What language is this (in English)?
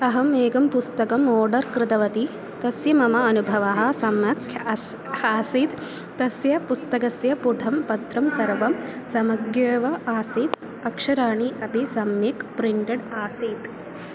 Sanskrit